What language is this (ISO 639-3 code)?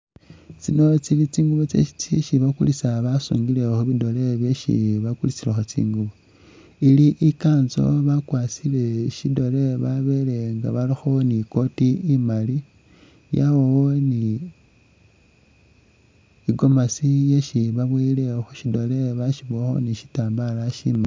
myx